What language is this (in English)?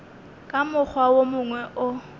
Northern Sotho